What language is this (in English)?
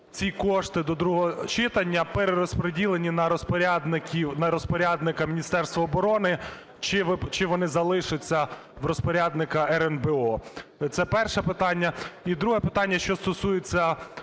Ukrainian